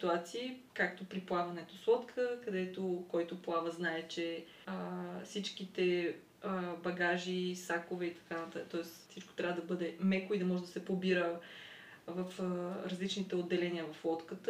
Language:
Bulgarian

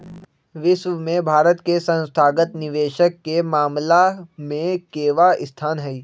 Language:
Magahi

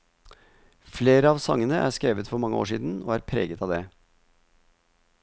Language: Norwegian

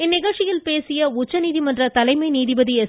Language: Tamil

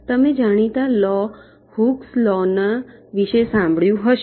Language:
Gujarati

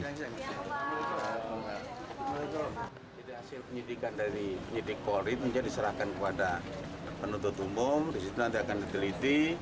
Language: Indonesian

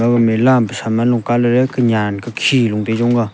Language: Wancho Naga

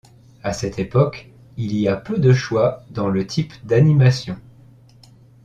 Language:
French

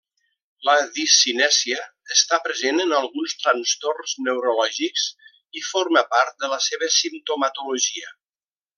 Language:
Catalan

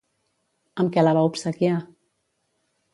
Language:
Catalan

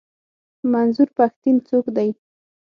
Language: Pashto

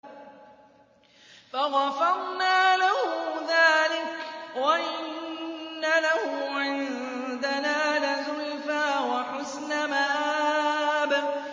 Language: Arabic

